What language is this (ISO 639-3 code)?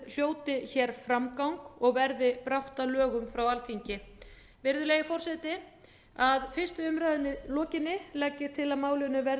isl